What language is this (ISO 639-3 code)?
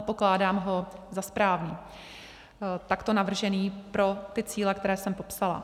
ces